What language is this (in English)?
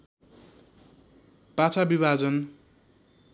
Nepali